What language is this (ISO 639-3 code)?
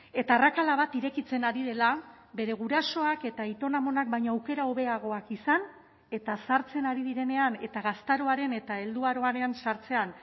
eus